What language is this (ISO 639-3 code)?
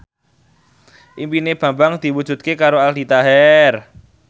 jav